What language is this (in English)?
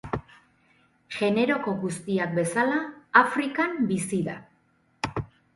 Basque